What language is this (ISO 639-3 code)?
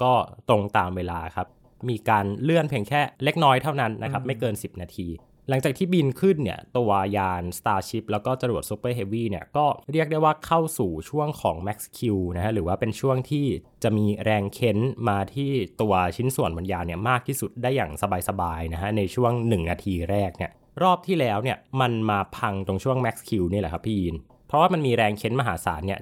tha